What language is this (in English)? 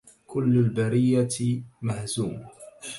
Arabic